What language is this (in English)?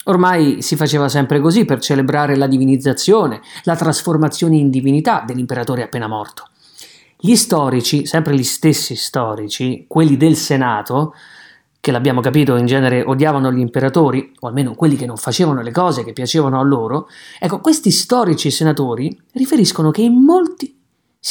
Italian